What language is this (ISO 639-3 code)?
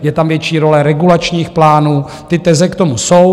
ces